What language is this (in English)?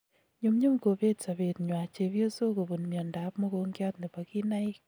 Kalenjin